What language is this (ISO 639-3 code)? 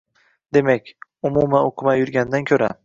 uzb